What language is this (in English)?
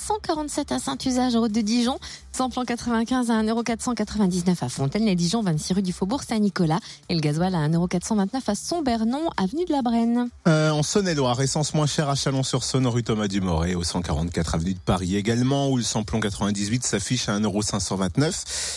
French